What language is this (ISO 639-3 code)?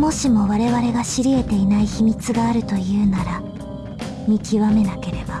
jpn